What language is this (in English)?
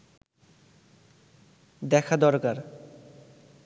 Bangla